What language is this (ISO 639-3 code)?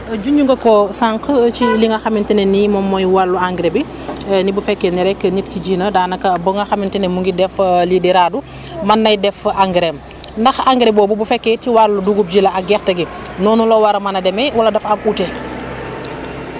wol